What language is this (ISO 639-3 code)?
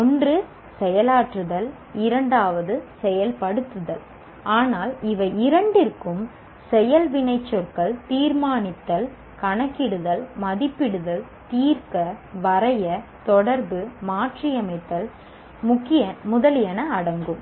tam